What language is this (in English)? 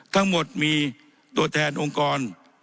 Thai